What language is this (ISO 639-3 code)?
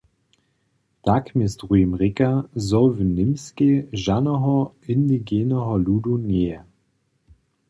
hsb